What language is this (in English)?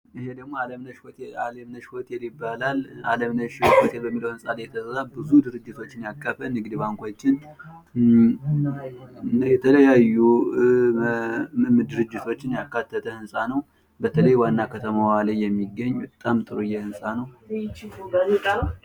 Amharic